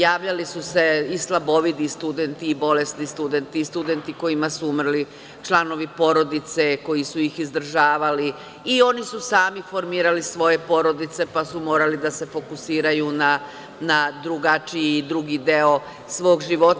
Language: Serbian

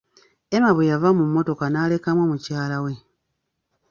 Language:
Ganda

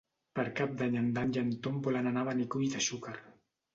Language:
Catalan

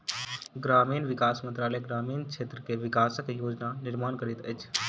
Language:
Maithili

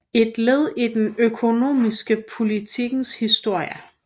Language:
Danish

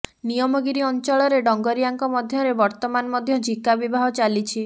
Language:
Odia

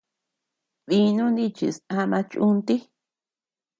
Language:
Tepeuxila Cuicatec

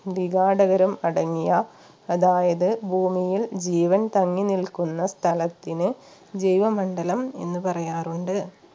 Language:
Malayalam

